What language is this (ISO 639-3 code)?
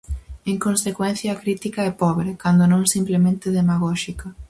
glg